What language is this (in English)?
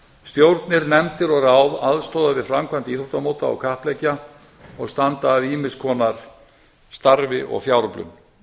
Icelandic